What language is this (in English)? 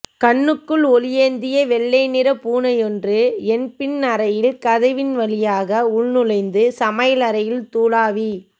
Tamil